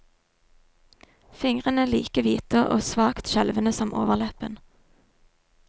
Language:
Norwegian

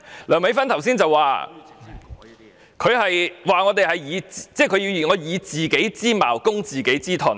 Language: Cantonese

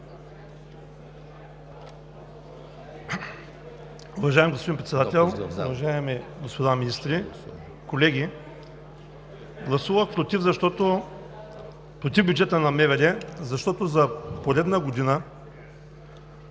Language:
Bulgarian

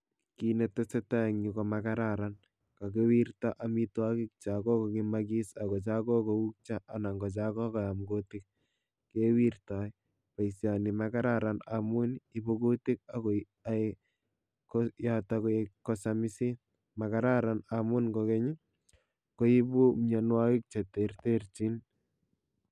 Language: Kalenjin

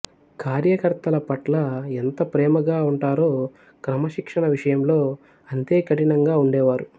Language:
Telugu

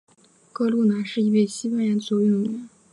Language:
Chinese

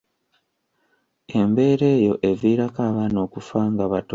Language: Ganda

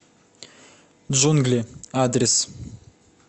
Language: Russian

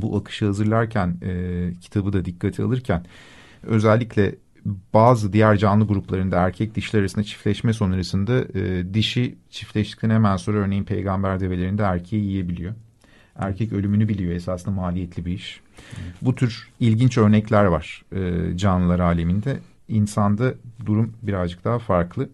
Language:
Turkish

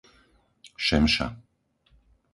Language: Slovak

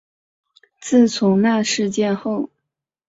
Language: Chinese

